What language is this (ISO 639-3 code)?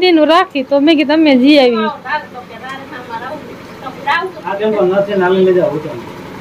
guj